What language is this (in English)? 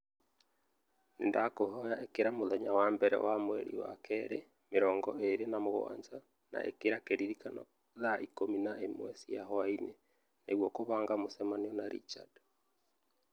Kikuyu